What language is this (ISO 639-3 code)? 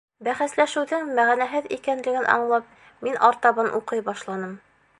bak